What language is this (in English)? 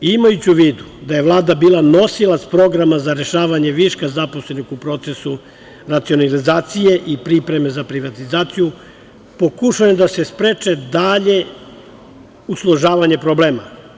Serbian